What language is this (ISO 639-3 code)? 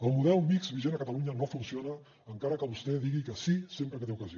cat